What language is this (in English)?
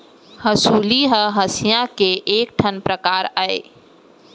Chhattisgarhi